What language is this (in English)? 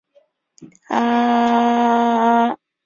Chinese